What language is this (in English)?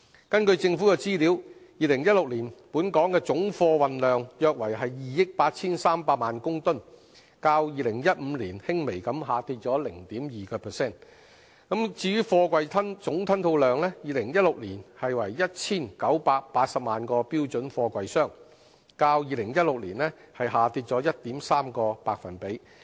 Cantonese